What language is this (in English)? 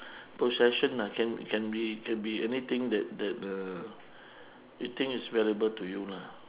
English